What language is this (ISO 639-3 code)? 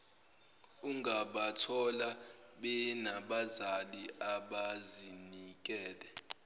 zul